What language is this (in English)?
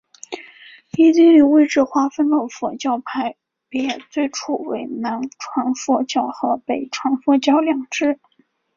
Chinese